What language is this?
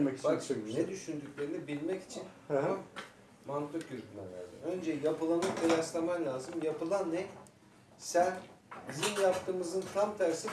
Turkish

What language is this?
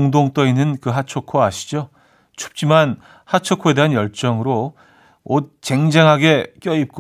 Korean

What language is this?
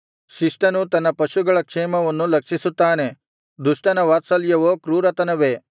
Kannada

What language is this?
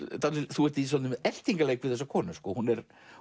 Icelandic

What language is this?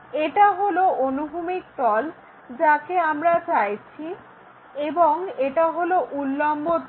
Bangla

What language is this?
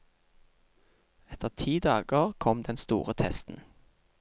Norwegian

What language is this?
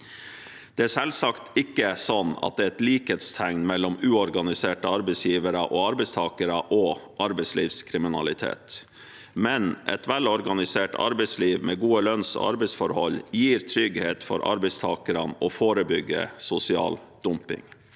Norwegian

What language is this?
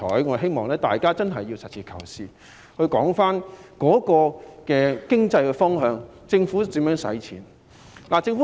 Cantonese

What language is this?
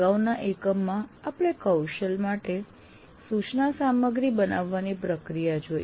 Gujarati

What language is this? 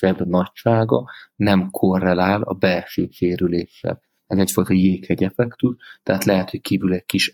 Hungarian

